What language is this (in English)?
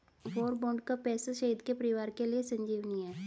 Hindi